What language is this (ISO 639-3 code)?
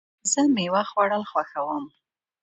pus